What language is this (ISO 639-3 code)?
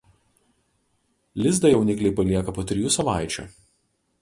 lit